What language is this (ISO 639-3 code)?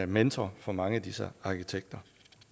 dan